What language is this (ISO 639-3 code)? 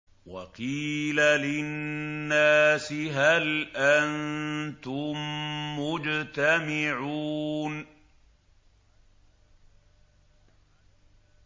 ara